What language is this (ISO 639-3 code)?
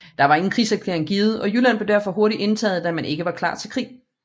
dan